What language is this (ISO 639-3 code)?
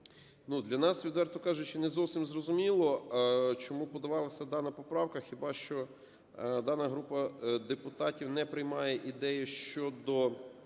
ukr